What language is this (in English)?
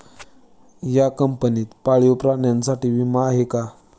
Marathi